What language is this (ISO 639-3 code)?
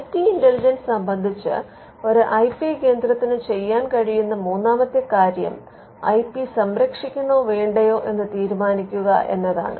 mal